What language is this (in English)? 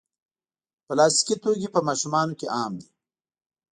Pashto